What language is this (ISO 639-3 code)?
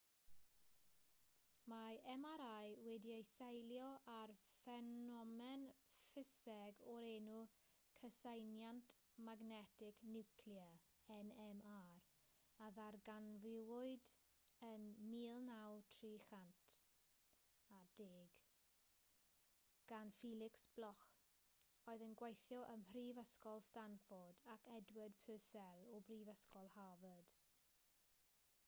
cym